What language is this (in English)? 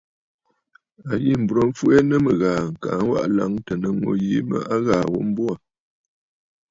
Bafut